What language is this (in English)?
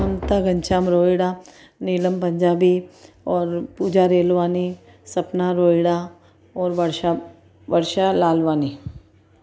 Sindhi